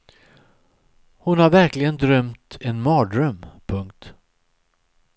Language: Swedish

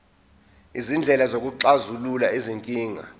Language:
Zulu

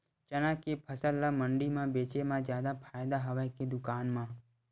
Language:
Chhattisgarhi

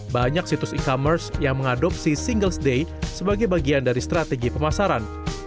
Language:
Indonesian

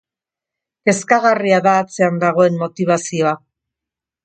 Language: Basque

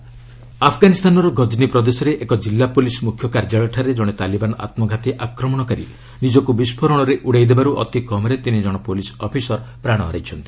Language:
Odia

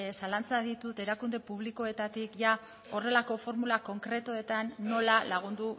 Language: Basque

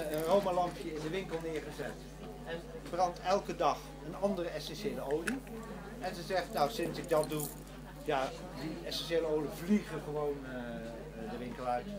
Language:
Dutch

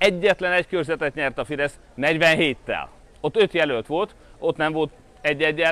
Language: Hungarian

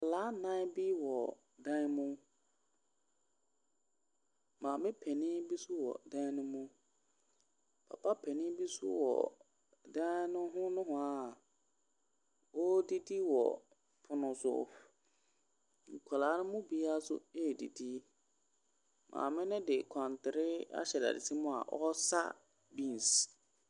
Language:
Akan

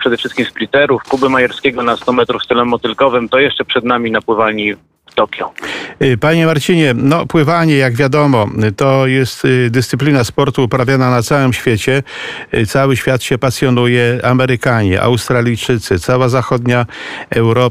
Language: Polish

